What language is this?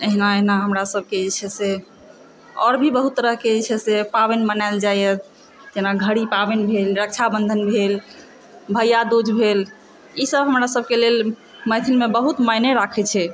Maithili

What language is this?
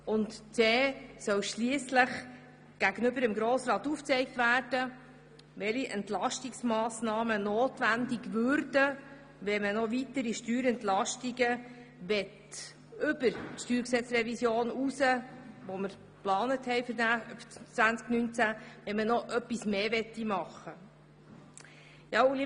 Swiss German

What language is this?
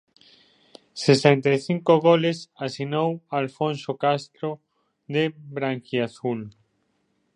Galician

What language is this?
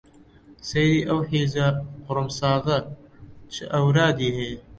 Central Kurdish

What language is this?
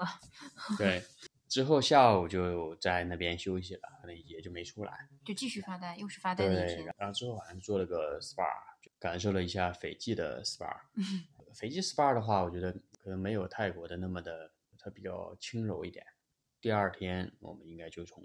Chinese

